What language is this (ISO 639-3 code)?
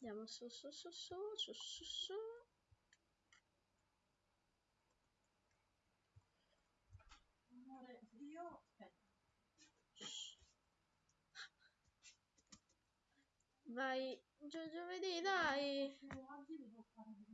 ita